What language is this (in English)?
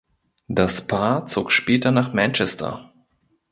German